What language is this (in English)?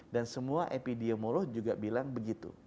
Indonesian